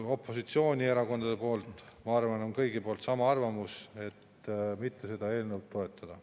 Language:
Estonian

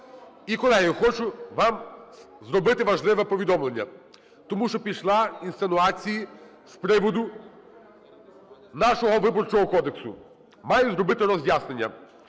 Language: Ukrainian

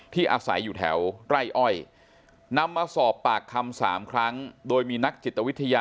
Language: Thai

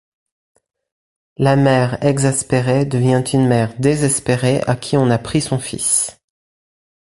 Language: French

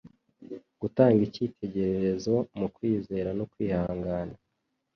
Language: Kinyarwanda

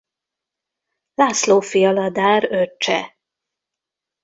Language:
Hungarian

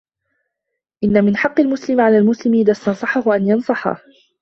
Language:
Arabic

